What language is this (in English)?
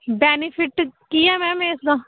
Punjabi